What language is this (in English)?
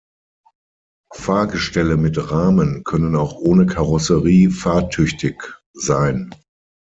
German